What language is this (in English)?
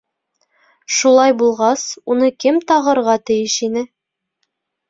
Bashkir